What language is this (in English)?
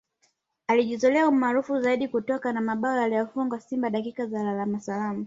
Swahili